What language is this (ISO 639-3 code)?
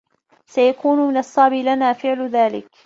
ara